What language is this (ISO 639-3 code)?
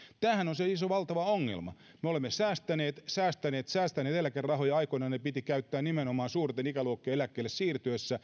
fin